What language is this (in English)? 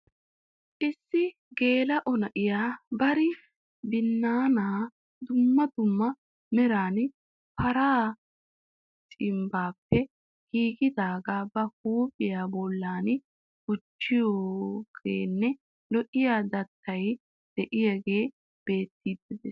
Wolaytta